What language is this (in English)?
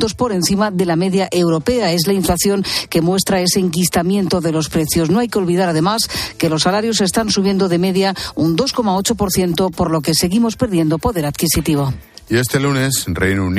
Spanish